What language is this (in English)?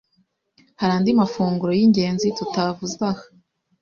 Kinyarwanda